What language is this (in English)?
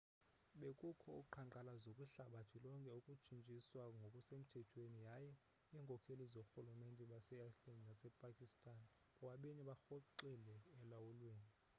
Xhosa